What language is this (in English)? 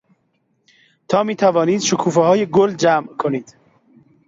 Persian